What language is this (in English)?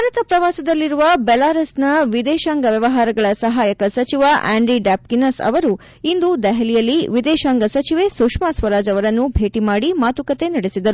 Kannada